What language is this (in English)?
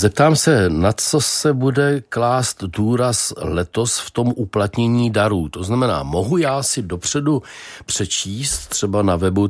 Czech